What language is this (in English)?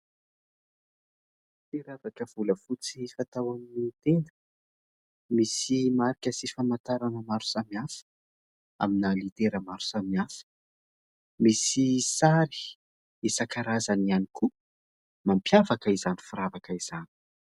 Malagasy